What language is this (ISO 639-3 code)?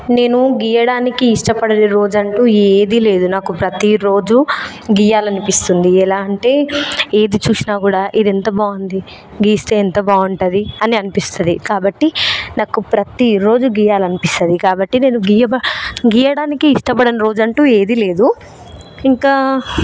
tel